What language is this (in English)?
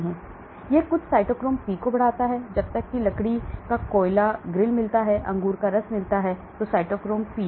Hindi